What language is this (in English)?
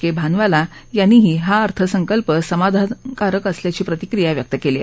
Marathi